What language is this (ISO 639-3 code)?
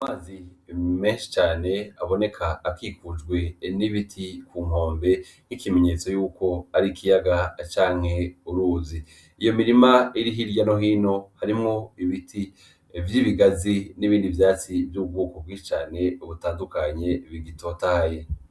run